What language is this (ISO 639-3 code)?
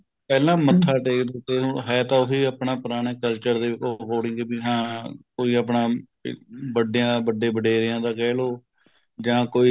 pan